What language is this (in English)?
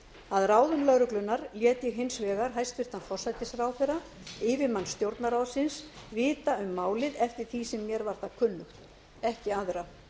Icelandic